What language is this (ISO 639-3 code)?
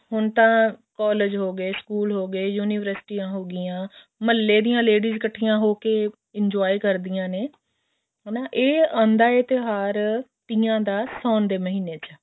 pan